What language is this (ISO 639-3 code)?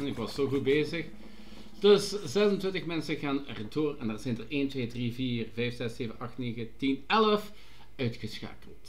nld